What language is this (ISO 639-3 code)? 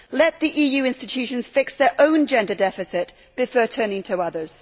eng